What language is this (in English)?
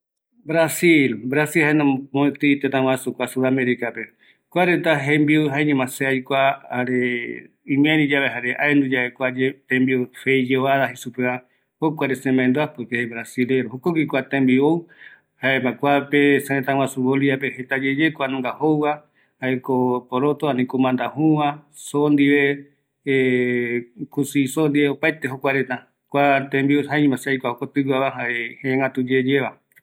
Eastern Bolivian Guaraní